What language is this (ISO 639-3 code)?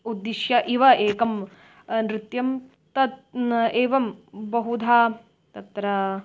san